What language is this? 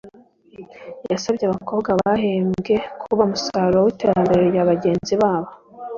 Kinyarwanda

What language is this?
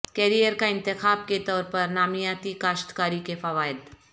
Urdu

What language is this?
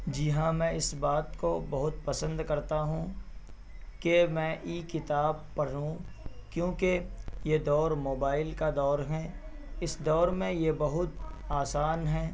Urdu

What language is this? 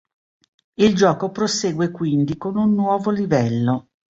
Italian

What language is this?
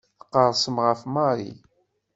Kabyle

